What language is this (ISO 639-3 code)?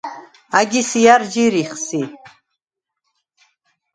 sva